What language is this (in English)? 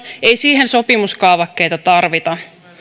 Finnish